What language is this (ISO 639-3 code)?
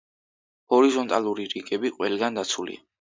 kat